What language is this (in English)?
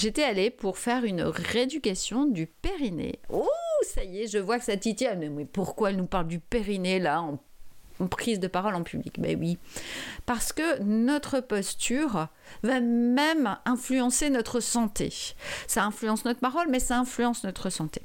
French